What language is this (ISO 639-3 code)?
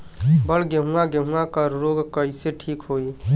bho